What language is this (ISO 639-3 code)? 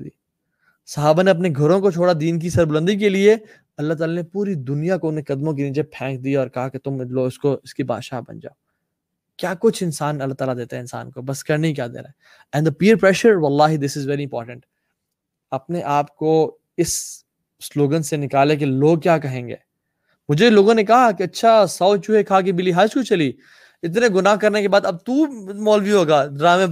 urd